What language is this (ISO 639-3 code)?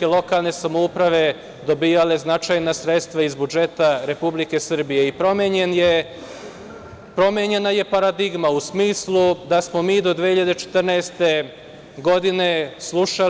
srp